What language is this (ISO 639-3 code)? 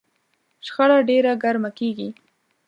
pus